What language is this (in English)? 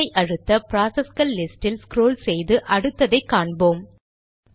Tamil